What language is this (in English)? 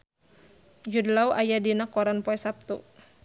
Sundanese